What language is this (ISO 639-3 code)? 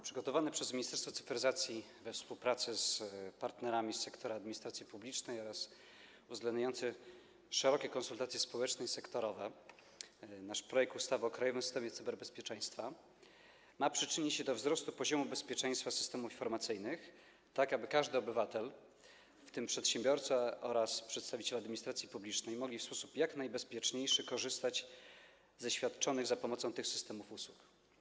pol